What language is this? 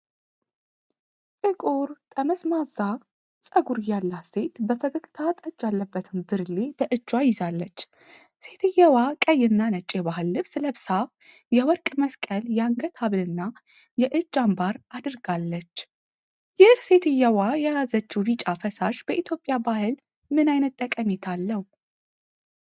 Amharic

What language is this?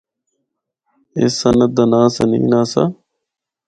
Northern Hindko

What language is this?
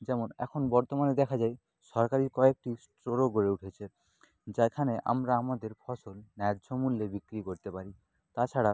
Bangla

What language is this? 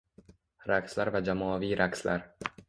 Uzbek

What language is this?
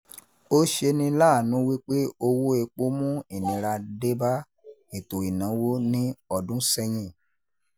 Yoruba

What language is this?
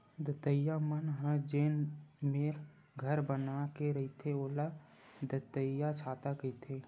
Chhattisgarhi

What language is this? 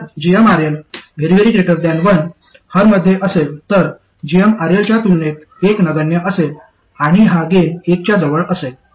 Marathi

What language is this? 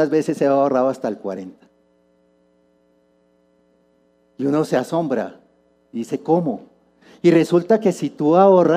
Spanish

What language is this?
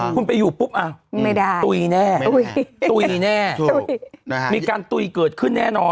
Thai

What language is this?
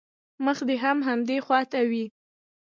Pashto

